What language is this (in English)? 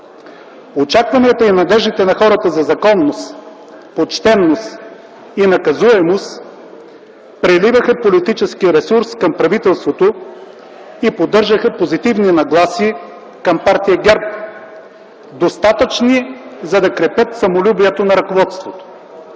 Bulgarian